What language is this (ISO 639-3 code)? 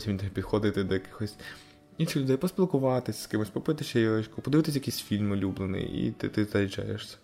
ukr